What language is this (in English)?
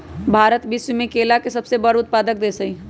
Magahi